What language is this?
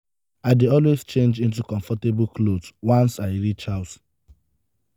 Nigerian Pidgin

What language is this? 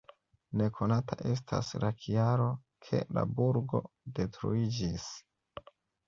Esperanto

